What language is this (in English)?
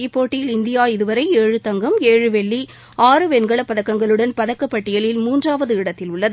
Tamil